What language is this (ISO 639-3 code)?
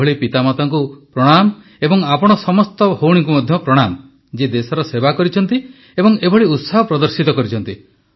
ori